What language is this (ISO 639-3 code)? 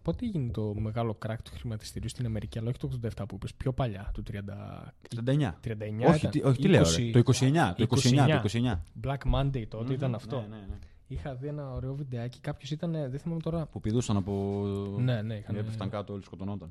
ell